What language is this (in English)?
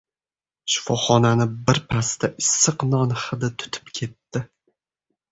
Uzbek